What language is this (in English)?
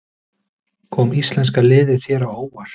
Icelandic